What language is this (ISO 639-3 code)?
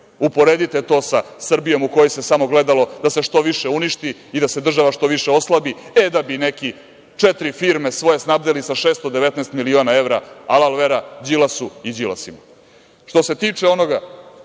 srp